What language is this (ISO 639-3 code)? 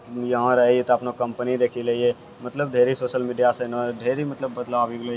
mai